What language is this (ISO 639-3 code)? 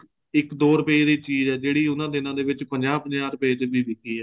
pan